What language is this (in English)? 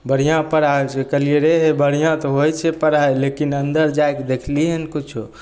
Maithili